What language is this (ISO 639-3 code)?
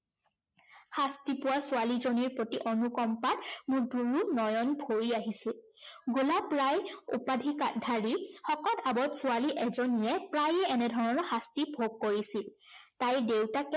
asm